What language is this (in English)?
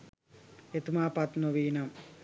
Sinhala